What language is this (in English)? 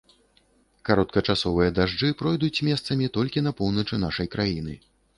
Belarusian